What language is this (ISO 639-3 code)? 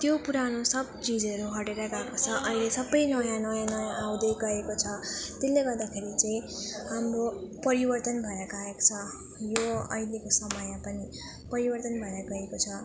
nep